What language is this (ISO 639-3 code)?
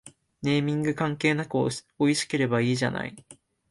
jpn